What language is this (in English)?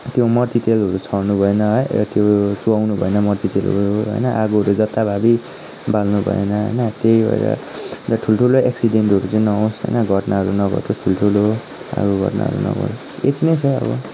Nepali